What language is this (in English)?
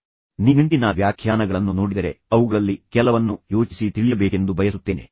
Kannada